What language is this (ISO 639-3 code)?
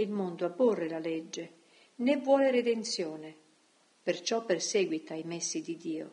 ita